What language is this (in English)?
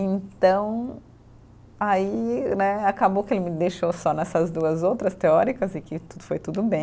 Portuguese